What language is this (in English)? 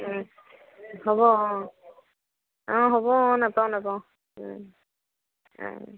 Assamese